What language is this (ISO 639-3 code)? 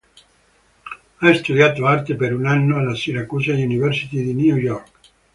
ita